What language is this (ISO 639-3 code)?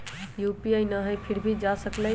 mag